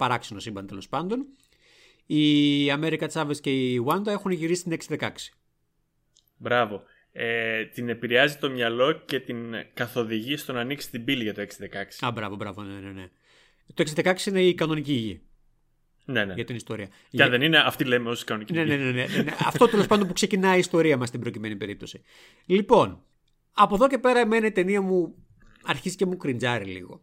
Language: Greek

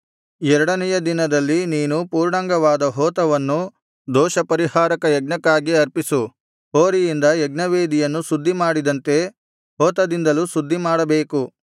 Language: Kannada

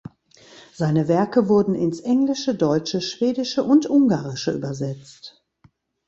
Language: German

